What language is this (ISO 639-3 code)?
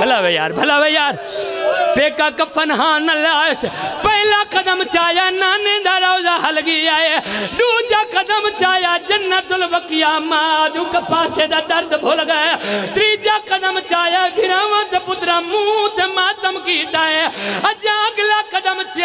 ara